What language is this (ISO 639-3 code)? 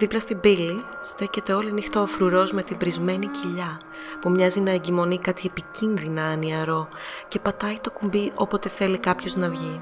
ell